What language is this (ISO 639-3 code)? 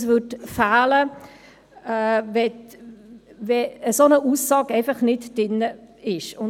gsw